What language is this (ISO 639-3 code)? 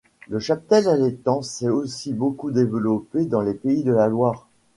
fra